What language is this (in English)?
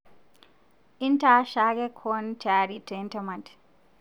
Masai